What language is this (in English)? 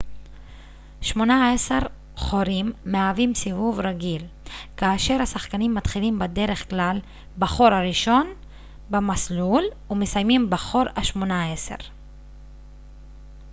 Hebrew